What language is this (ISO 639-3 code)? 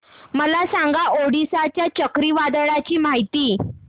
mar